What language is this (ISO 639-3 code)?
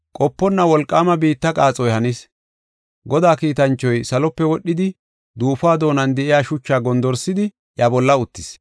gof